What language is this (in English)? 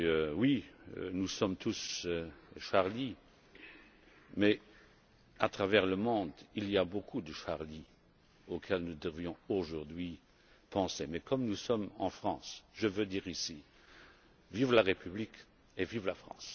French